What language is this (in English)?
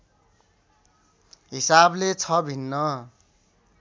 Nepali